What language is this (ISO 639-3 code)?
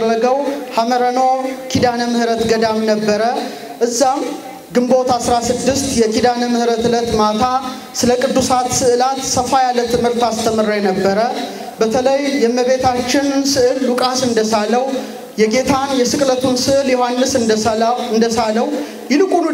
ara